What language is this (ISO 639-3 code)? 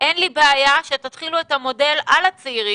heb